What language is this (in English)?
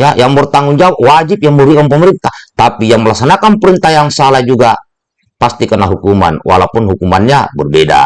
Indonesian